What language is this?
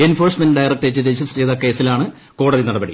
Malayalam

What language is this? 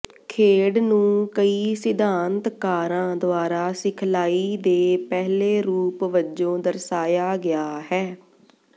Punjabi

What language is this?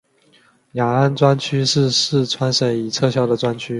Chinese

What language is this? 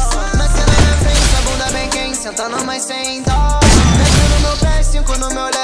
Portuguese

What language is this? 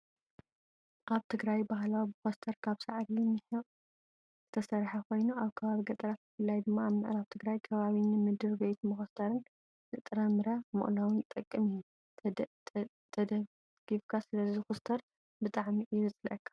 Tigrinya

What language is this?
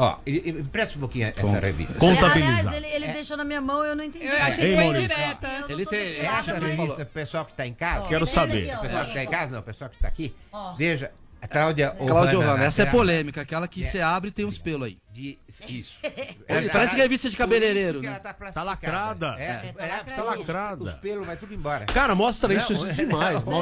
Portuguese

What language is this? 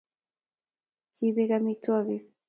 Kalenjin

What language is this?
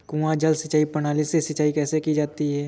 Hindi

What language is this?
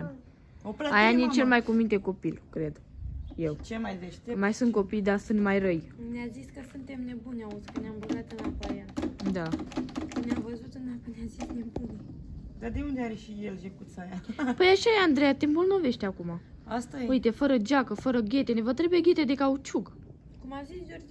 Romanian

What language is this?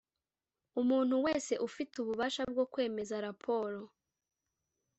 Kinyarwanda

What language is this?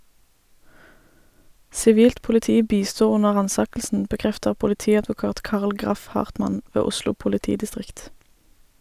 Norwegian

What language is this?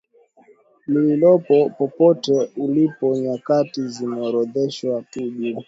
Swahili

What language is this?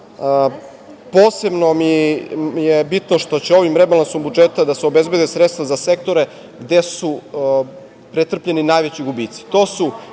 Serbian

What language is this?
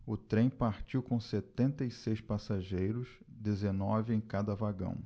Portuguese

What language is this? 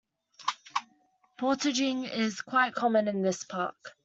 English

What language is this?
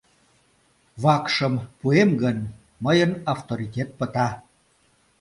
Mari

